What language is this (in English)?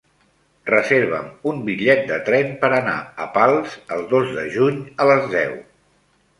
Catalan